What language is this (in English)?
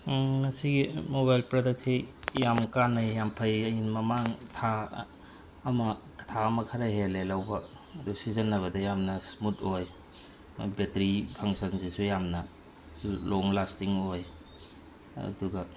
Manipuri